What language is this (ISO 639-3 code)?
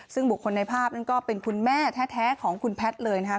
tha